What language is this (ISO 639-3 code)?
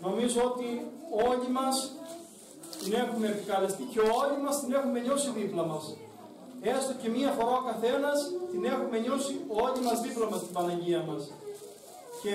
ell